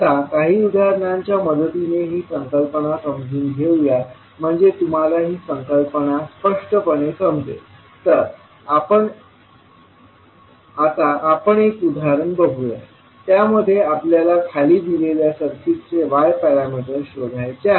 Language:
Marathi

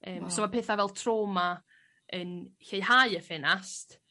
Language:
Welsh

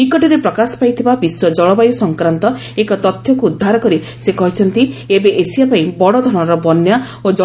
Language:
Odia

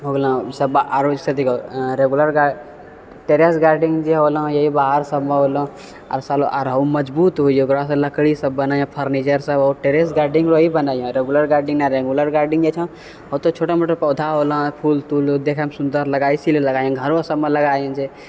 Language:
Maithili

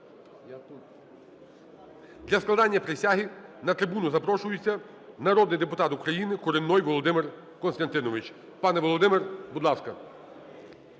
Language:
Ukrainian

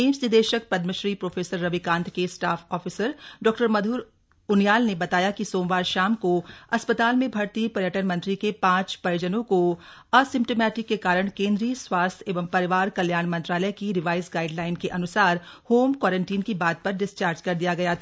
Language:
Hindi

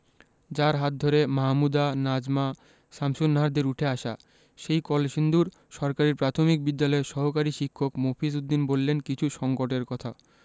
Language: Bangla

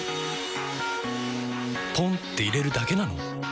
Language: Japanese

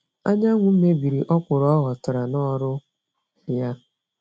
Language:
Igbo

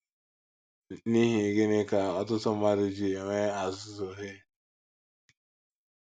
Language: Igbo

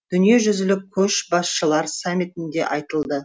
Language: Kazakh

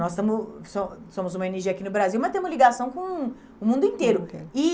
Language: Portuguese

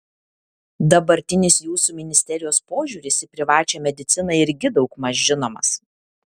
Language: Lithuanian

